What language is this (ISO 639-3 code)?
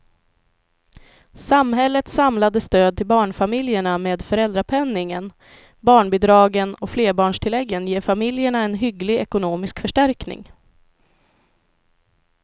swe